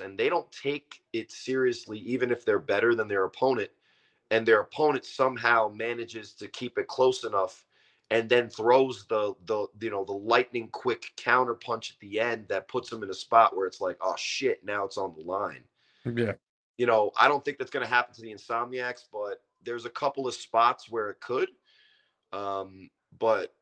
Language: English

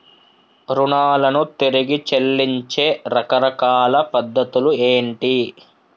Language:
Telugu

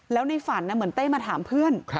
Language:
Thai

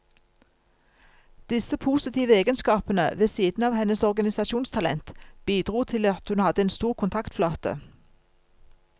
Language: Norwegian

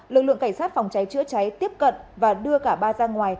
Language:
Vietnamese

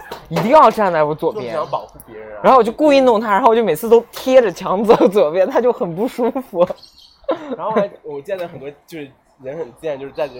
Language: Chinese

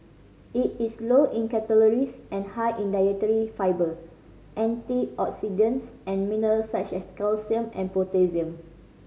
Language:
English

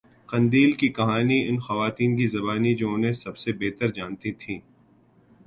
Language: Urdu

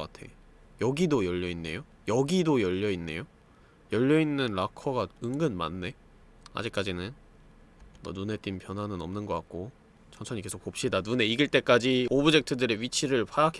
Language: Korean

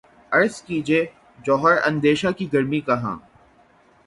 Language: Urdu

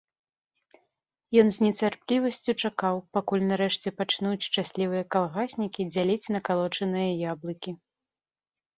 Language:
Belarusian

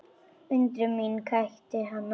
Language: Icelandic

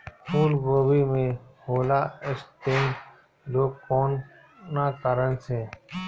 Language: Bhojpuri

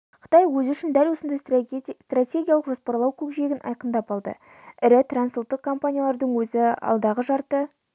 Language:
Kazakh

